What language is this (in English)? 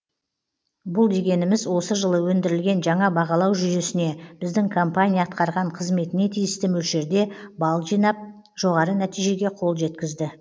Kazakh